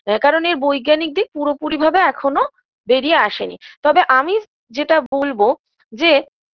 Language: Bangla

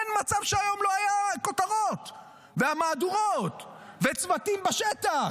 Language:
Hebrew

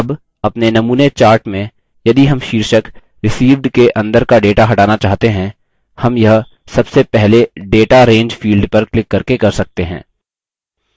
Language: Hindi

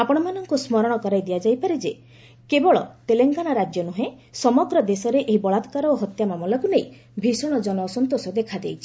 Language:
Odia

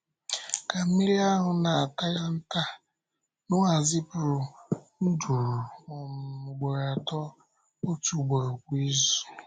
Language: Igbo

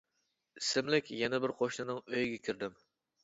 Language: Uyghur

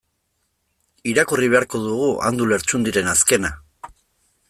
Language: Basque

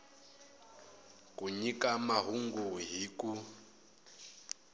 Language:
Tsonga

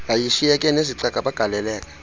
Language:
Xhosa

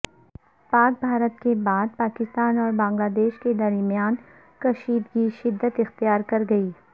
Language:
Urdu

